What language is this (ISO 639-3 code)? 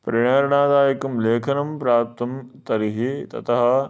san